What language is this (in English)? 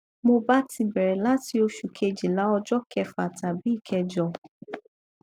Yoruba